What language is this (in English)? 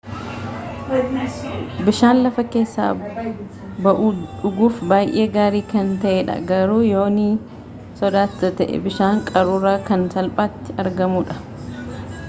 Oromo